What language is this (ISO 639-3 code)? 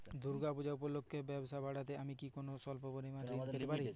ben